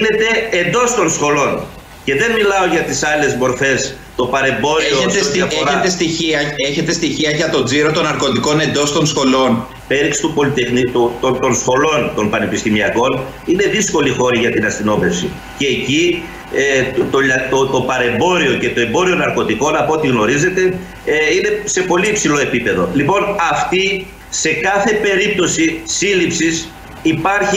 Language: Greek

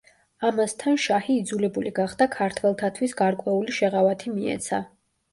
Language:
Georgian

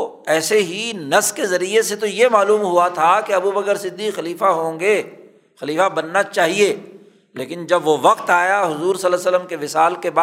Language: Urdu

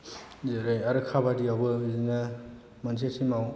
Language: Bodo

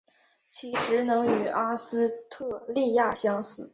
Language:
Chinese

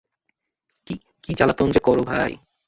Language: Bangla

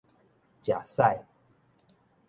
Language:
Min Nan Chinese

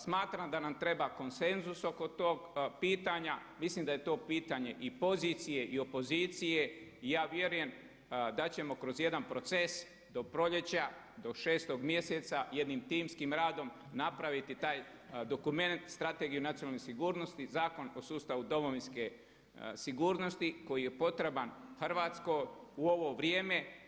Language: Croatian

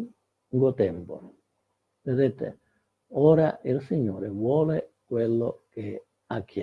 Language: Italian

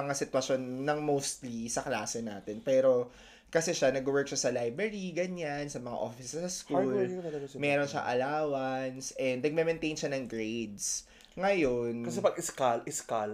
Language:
Filipino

